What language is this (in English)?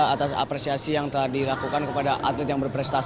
Indonesian